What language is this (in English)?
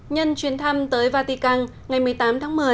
Vietnamese